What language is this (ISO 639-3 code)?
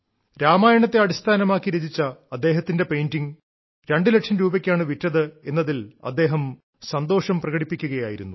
mal